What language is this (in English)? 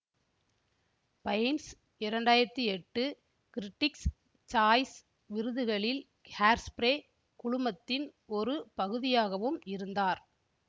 Tamil